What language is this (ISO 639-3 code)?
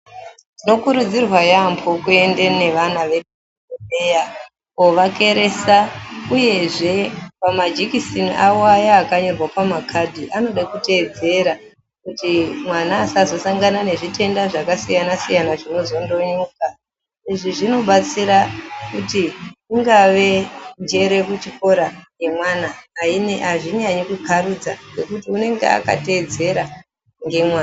ndc